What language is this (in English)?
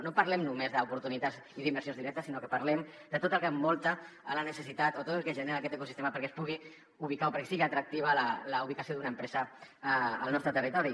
Catalan